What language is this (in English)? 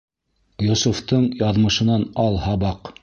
Bashkir